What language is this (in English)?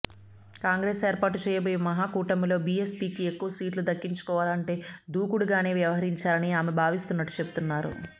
Telugu